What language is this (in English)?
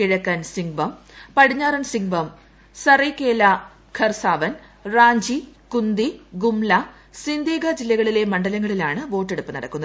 Malayalam